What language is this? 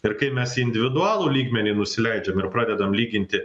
Lithuanian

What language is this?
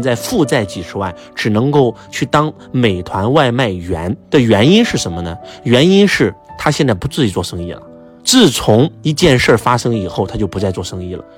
Chinese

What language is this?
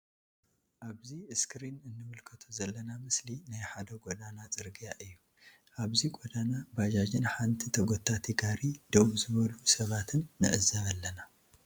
Tigrinya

